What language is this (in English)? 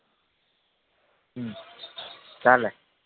Gujarati